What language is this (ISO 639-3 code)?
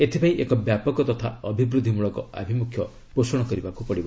ori